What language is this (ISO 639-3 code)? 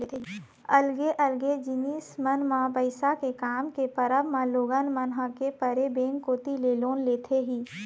hne